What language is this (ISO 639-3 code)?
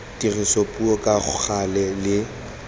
tsn